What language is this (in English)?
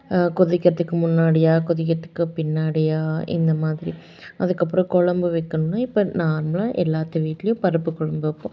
Tamil